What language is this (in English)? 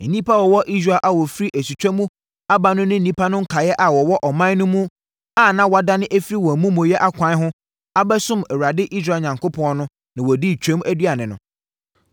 Akan